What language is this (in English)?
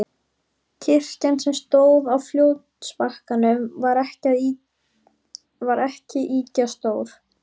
Icelandic